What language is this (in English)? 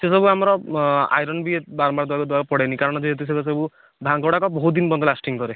Odia